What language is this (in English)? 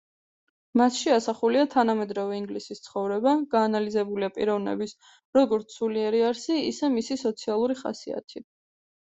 Georgian